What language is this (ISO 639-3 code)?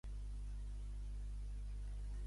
cat